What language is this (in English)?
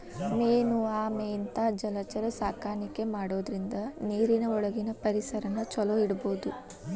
Kannada